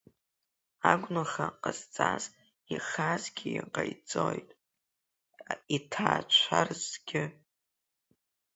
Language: Abkhazian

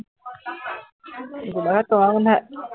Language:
Assamese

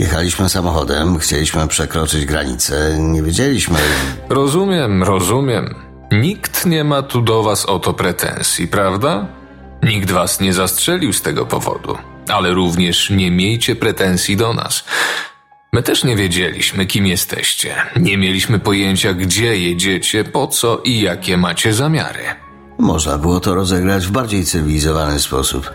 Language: Polish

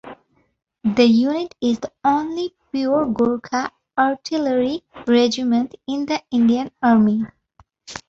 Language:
English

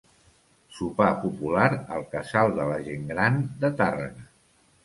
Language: Catalan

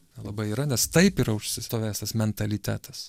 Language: Lithuanian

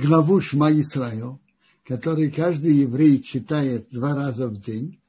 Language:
Russian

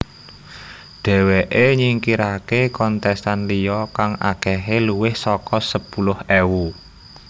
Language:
Javanese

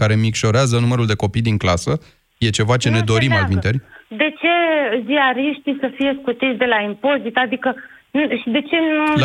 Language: Romanian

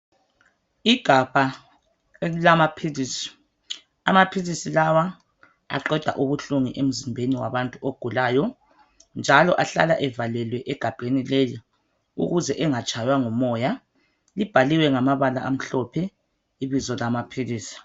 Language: North Ndebele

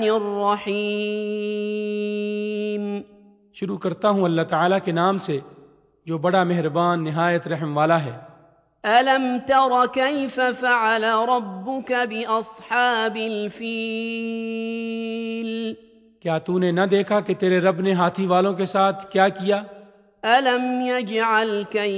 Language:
Urdu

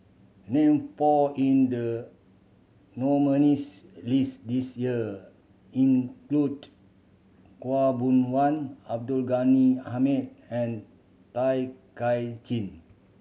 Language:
English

